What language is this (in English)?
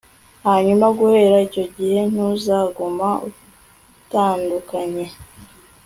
Kinyarwanda